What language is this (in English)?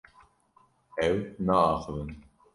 Kurdish